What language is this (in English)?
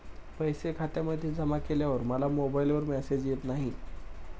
Marathi